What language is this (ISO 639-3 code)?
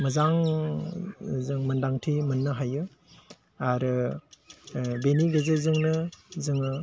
brx